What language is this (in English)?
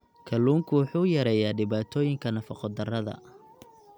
Somali